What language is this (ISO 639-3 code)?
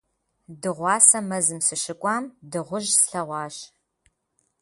kbd